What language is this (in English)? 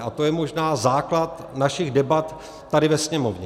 Czech